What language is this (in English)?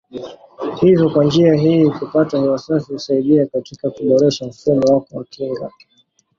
Swahili